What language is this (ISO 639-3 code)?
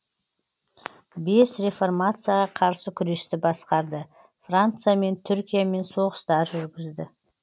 kaz